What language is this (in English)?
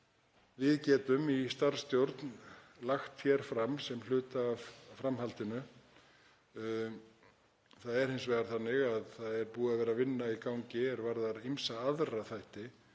Icelandic